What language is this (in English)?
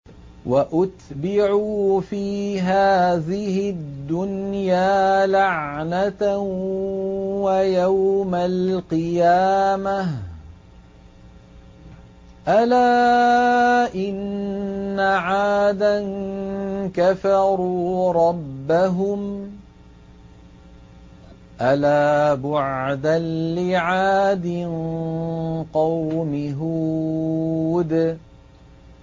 Arabic